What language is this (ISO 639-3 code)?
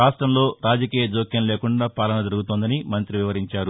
tel